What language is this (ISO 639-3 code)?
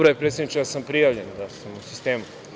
srp